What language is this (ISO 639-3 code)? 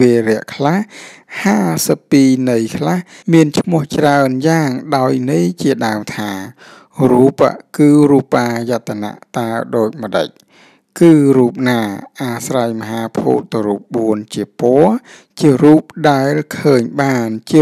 tha